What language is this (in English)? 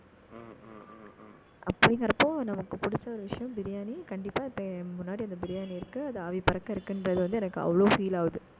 Tamil